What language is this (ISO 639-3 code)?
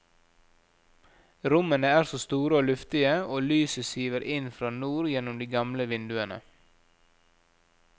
nor